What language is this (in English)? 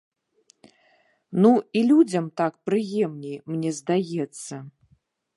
Belarusian